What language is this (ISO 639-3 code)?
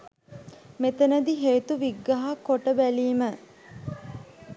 sin